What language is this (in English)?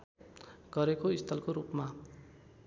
Nepali